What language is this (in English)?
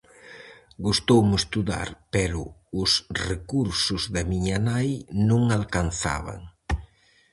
Galician